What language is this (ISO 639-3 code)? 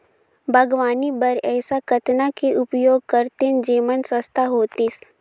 hne